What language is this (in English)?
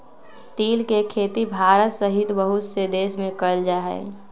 Magahi